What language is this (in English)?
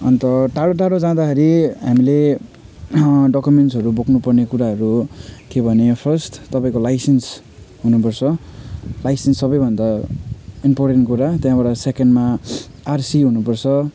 Nepali